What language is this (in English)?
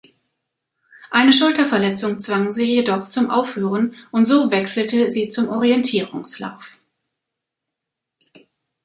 German